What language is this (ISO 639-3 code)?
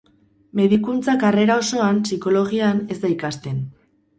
eus